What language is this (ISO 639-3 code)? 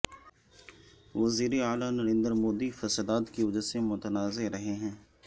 urd